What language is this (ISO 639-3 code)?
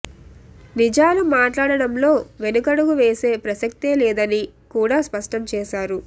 tel